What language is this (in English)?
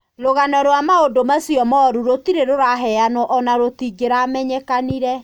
Kikuyu